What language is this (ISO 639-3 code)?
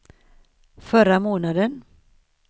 swe